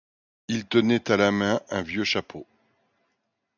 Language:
French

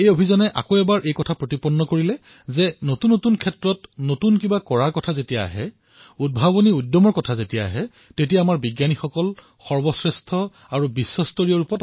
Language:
Assamese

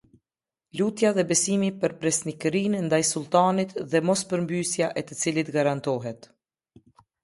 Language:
Albanian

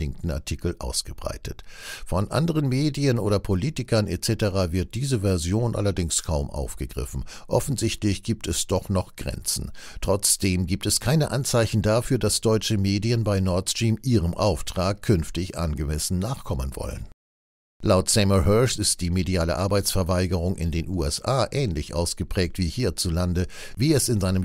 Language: German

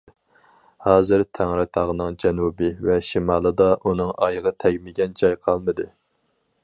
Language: Uyghur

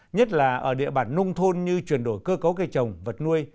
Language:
Vietnamese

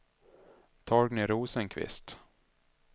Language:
Swedish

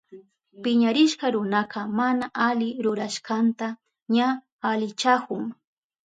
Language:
Southern Pastaza Quechua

